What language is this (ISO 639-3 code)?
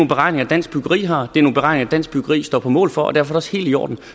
dan